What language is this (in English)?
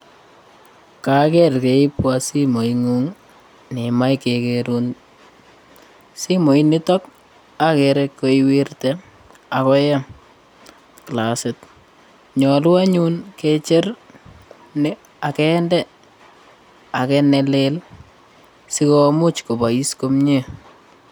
Kalenjin